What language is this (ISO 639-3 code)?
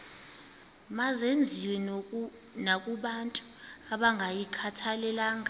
xho